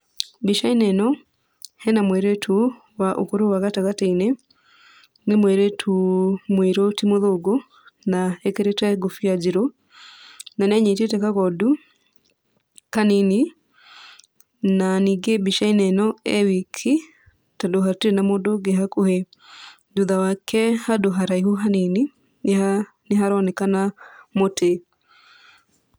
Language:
Kikuyu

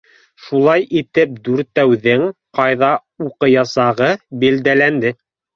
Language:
Bashkir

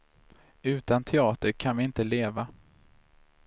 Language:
Swedish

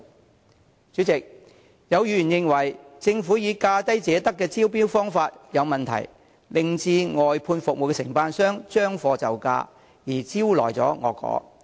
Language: Cantonese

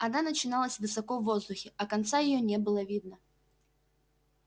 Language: Russian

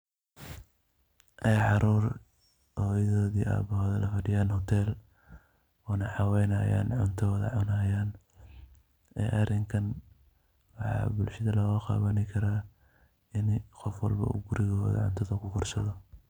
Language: Somali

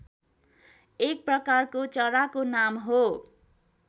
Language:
Nepali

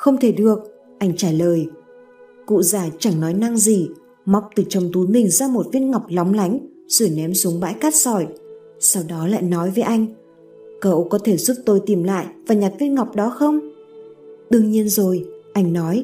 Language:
Vietnamese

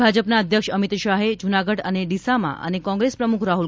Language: Gujarati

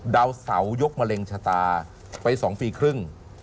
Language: Thai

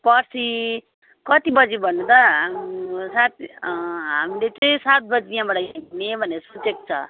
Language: Nepali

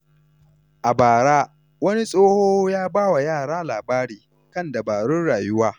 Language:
Hausa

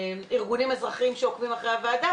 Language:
Hebrew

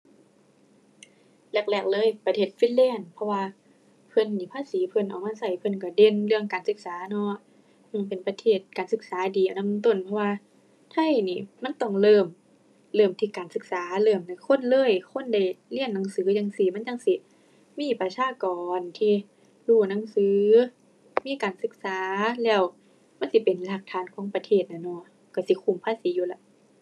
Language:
Thai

